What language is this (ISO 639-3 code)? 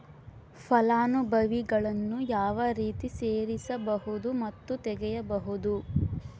kan